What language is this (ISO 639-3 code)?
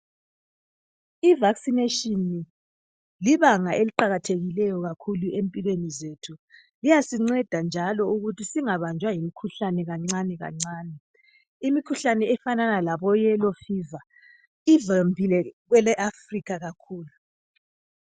nde